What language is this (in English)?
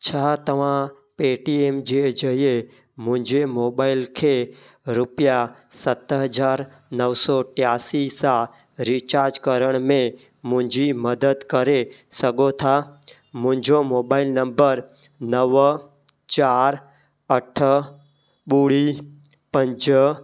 Sindhi